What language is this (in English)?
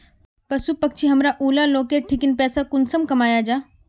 Magahi